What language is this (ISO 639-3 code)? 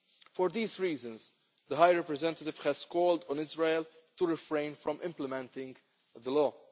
eng